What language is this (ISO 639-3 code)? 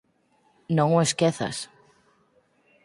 glg